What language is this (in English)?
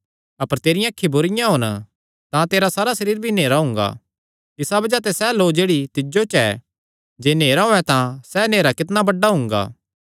Kangri